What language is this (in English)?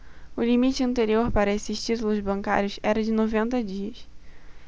Portuguese